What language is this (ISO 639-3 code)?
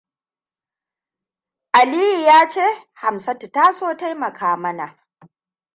hau